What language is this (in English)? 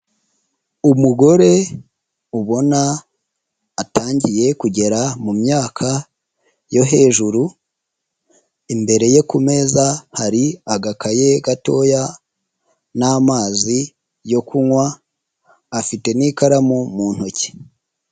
Kinyarwanda